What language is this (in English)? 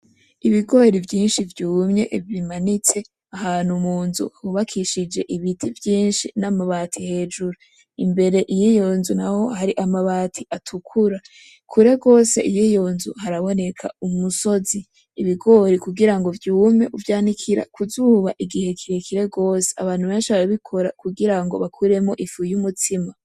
Rundi